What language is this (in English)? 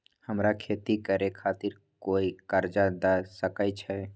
Maithili